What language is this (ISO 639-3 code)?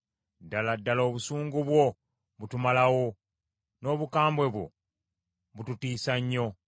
lug